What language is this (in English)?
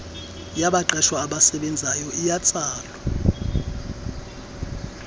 Xhosa